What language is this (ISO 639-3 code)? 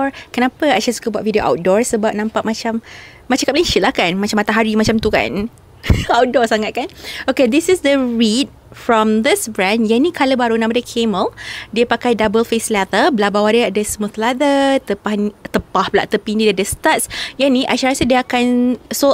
msa